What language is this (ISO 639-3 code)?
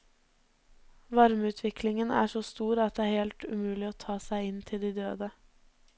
nor